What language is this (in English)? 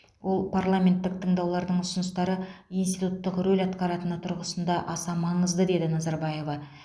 Kazakh